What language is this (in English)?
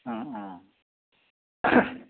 Assamese